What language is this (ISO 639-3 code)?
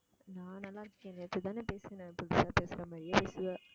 tam